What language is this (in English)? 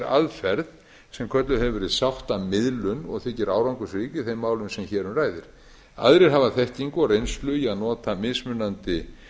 Icelandic